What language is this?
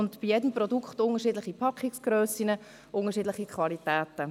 Swiss German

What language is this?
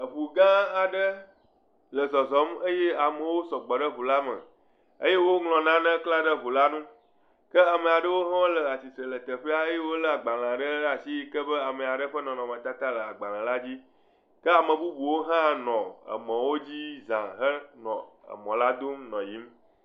Ewe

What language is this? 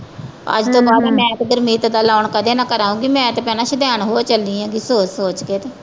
Punjabi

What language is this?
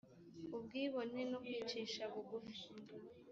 Kinyarwanda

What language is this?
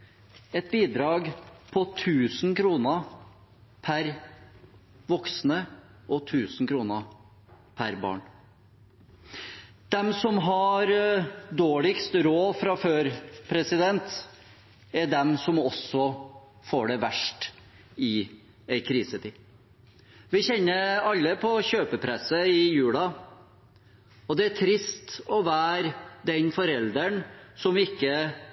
Norwegian Bokmål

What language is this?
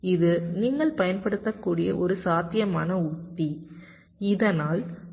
Tamil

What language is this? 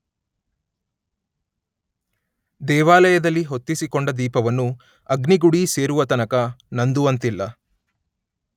Kannada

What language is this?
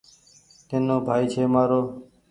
Goaria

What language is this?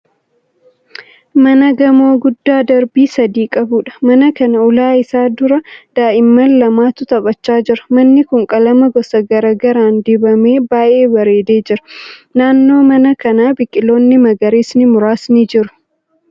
Oromo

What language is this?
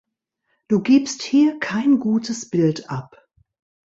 German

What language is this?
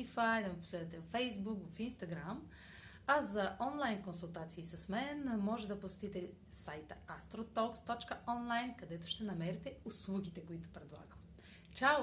Bulgarian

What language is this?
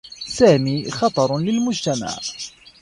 Arabic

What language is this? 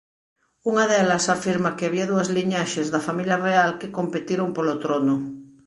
Galician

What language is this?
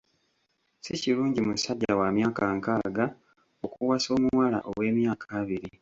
Ganda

